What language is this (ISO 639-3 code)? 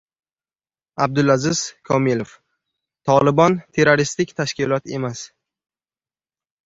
uzb